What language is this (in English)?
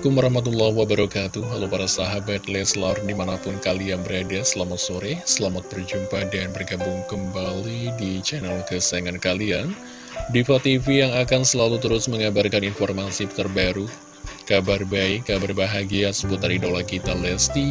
Indonesian